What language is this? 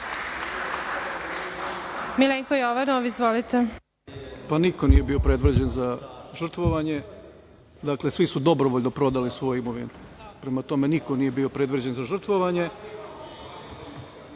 Serbian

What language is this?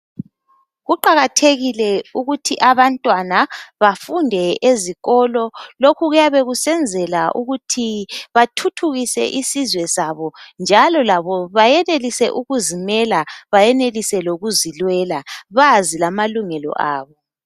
North Ndebele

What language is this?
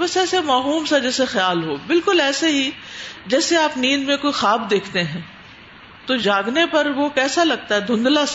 Urdu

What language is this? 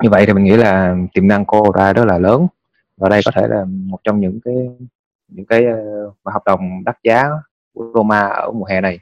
Vietnamese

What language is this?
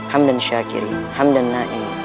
Indonesian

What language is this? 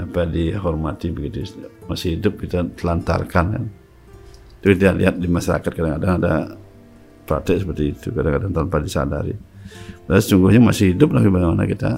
Indonesian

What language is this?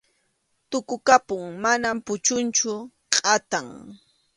Arequipa-La Unión Quechua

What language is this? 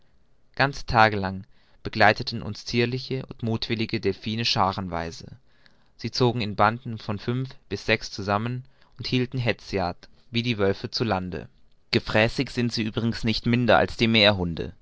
German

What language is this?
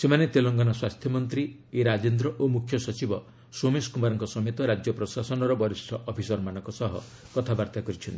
Odia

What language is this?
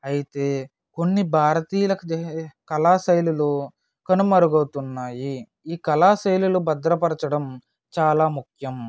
Telugu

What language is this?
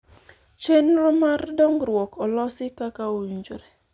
Luo (Kenya and Tanzania)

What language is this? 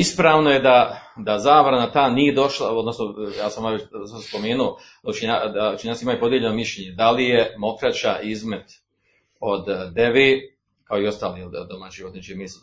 Croatian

